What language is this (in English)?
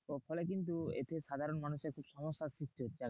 Bangla